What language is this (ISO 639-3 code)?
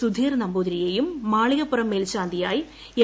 mal